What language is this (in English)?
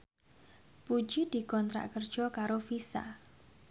Javanese